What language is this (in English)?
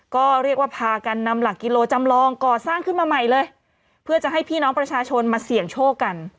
Thai